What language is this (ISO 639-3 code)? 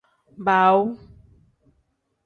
kdh